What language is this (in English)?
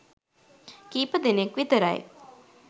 Sinhala